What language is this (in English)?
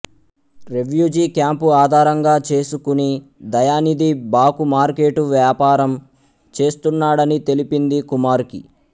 Telugu